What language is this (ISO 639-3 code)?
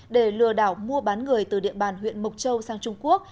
vie